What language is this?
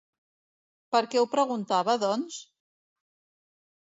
Catalan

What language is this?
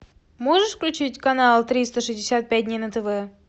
Russian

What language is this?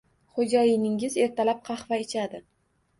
Uzbek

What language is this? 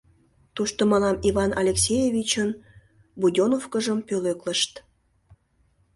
Mari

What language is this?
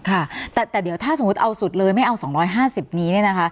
Thai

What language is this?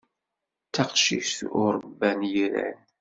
Kabyle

